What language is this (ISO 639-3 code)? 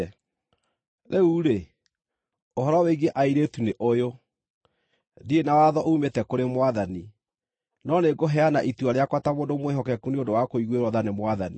kik